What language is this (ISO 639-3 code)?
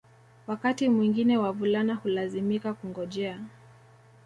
swa